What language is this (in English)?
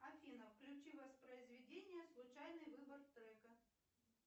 Russian